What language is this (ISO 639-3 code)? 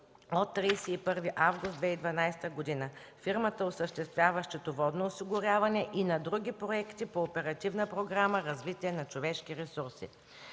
bul